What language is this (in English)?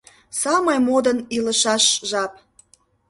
Mari